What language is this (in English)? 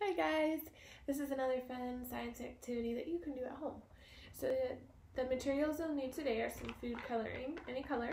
English